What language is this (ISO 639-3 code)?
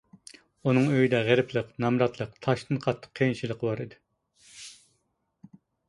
uig